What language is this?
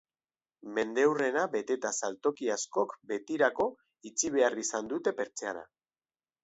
Basque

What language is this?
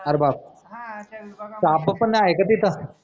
Marathi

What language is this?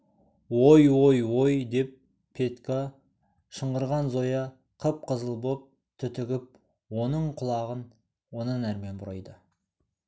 Kazakh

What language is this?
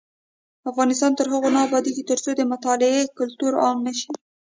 Pashto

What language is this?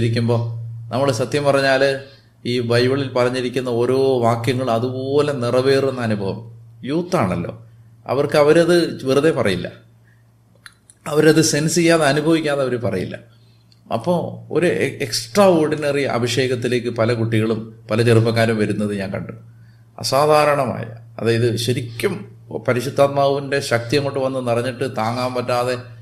Malayalam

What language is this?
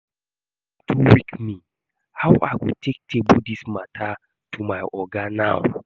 Nigerian Pidgin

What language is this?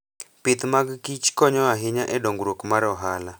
Luo (Kenya and Tanzania)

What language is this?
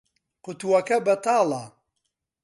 Central Kurdish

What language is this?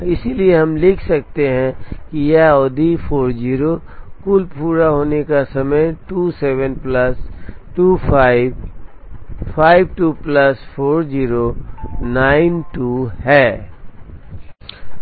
Hindi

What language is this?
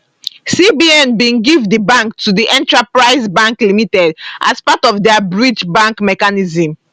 Nigerian Pidgin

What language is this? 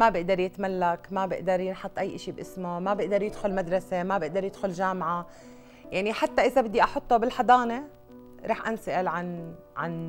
Arabic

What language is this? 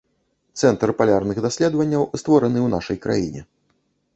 Belarusian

